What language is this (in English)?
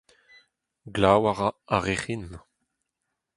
Breton